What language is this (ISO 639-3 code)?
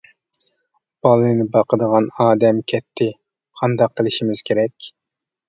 uig